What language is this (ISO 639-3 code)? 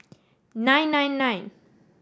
eng